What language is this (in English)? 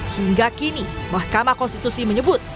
Indonesian